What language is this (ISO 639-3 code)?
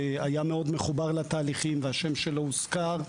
heb